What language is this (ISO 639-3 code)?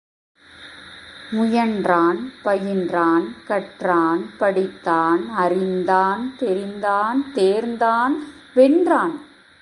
tam